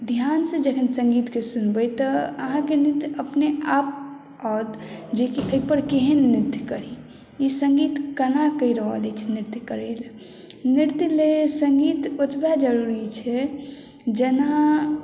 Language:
Maithili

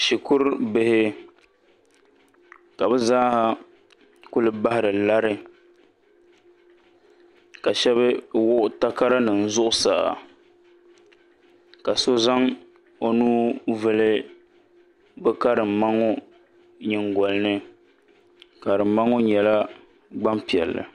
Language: Dagbani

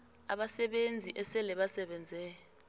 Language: South Ndebele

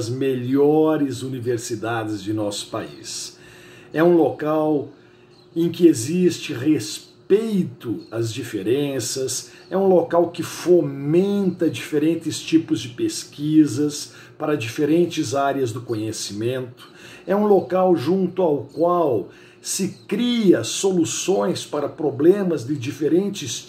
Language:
Portuguese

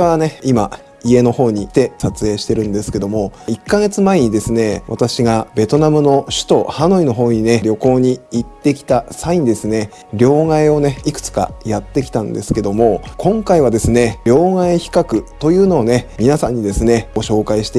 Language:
Japanese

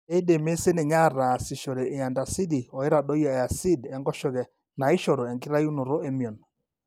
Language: Masai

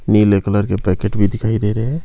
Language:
Hindi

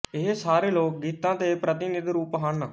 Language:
Punjabi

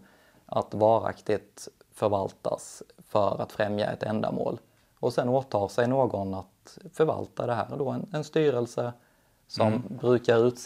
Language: Swedish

